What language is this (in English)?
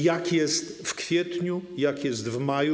Polish